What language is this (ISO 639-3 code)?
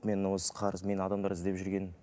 kaz